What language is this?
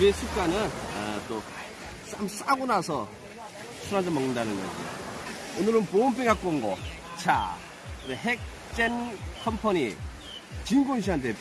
Korean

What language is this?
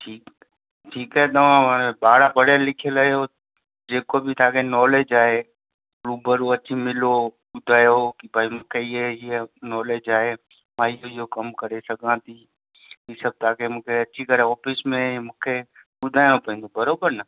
Sindhi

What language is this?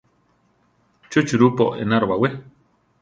Central Tarahumara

